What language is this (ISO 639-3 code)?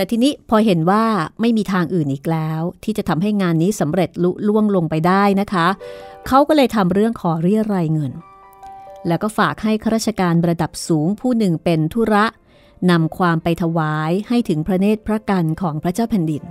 tha